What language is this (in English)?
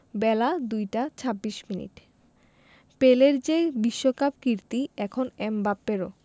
Bangla